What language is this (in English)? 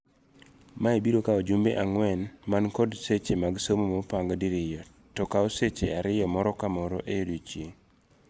Luo (Kenya and Tanzania)